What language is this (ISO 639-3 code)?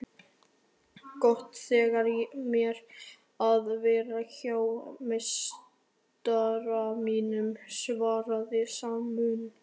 isl